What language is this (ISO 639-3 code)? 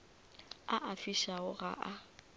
nso